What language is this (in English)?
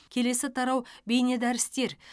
Kazakh